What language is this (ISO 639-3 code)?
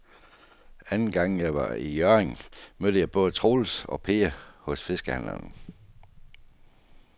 dan